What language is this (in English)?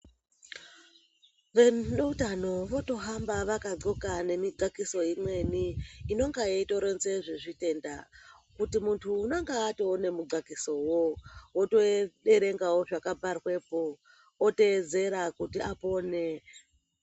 Ndau